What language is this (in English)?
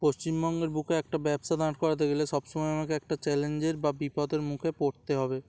Bangla